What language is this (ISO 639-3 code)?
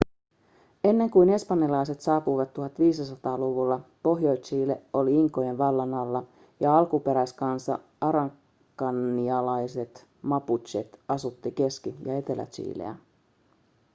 fin